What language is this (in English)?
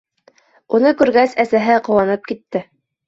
Bashkir